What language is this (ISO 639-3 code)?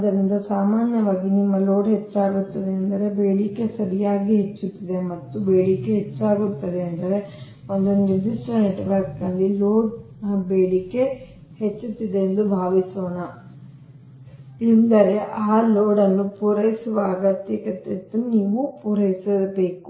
kan